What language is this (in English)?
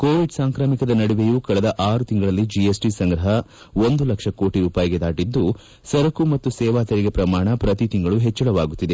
Kannada